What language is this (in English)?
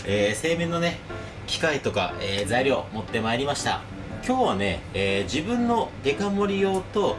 Japanese